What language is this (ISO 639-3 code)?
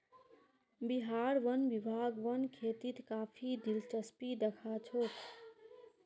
mag